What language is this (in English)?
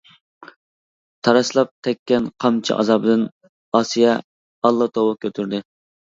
Uyghur